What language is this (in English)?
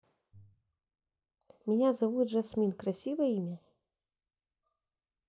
Russian